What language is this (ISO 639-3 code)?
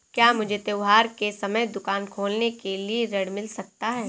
hin